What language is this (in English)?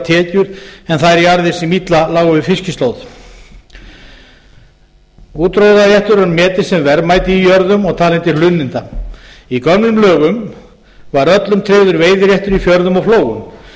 Icelandic